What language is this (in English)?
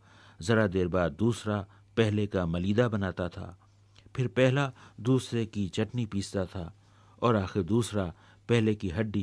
Hindi